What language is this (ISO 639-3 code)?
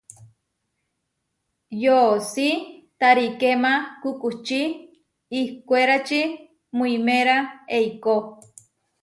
var